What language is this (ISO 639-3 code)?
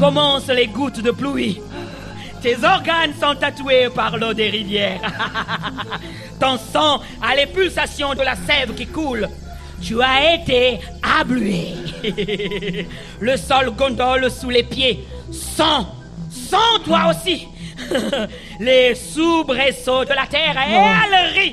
fra